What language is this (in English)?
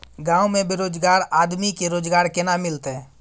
Maithili